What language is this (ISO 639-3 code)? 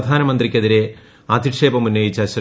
mal